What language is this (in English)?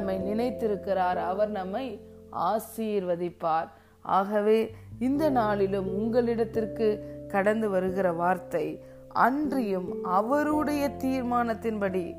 Tamil